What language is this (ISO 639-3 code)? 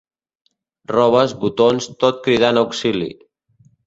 cat